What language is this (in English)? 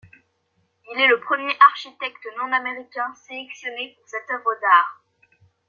French